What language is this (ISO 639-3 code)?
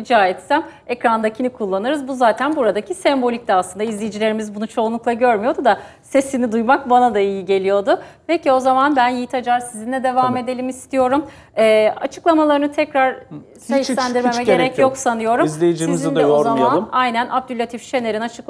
tur